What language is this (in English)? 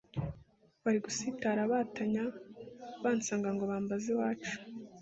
Kinyarwanda